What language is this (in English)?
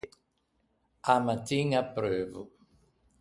Ligurian